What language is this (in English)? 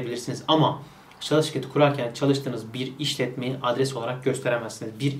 Turkish